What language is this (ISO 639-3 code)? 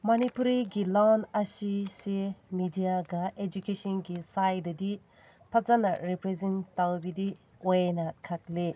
mni